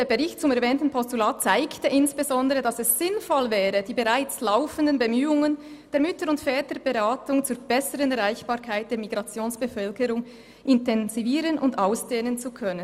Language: Swiss German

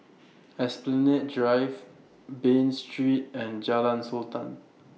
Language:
English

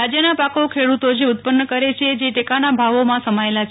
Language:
Gujarati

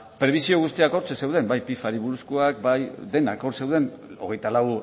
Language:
Basque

